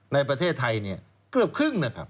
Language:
Thai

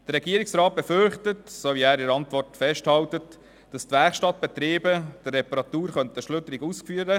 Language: Swiss German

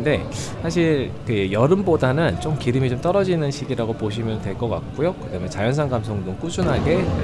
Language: Korean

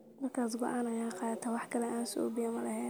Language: Somali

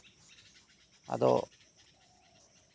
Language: Santali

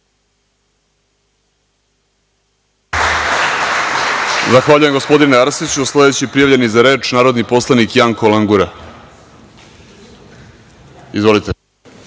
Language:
Serbian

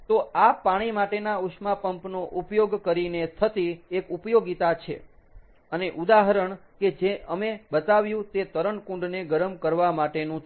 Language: Gujarati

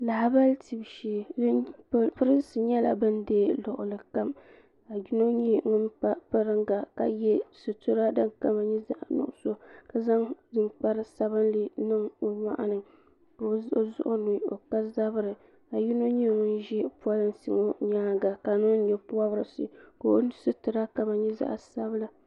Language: Dagbani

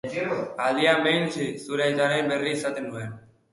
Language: Basque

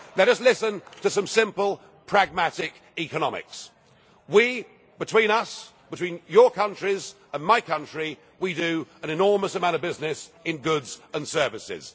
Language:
English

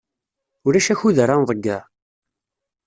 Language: Kabyle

